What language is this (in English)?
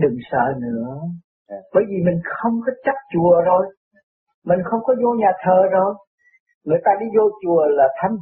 Vietnamese